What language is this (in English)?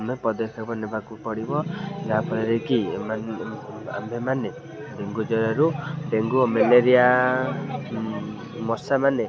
Odia